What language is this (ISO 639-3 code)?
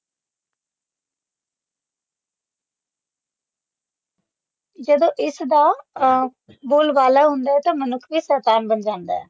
pan